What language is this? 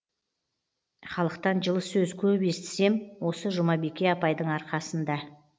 Kazakh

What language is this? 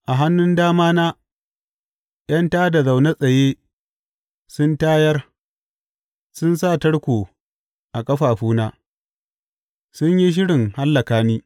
Hausa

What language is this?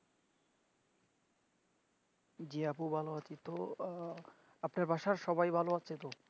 Bangla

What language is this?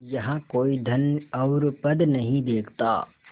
Hindi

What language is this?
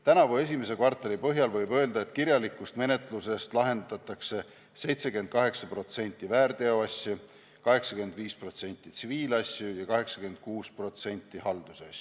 Estonian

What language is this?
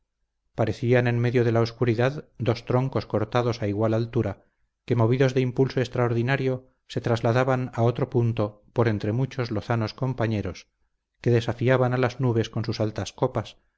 Spanish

